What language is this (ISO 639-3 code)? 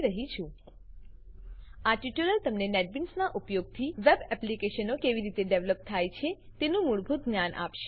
guj